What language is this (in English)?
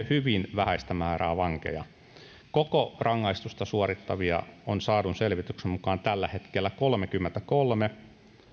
Finnish